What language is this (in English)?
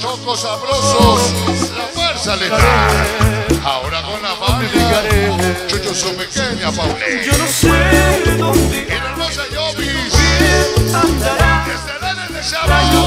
Spanish